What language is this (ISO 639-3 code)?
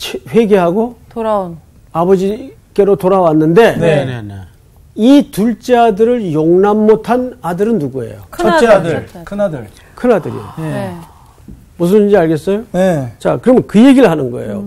kor